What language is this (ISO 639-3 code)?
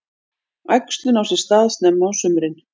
isl